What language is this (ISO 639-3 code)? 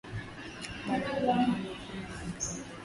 swa